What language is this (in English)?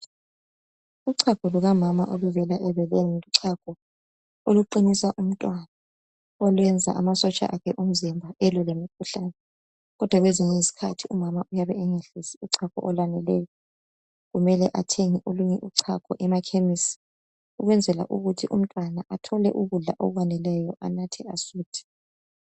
North Ndebele